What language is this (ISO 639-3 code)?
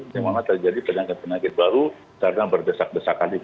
ind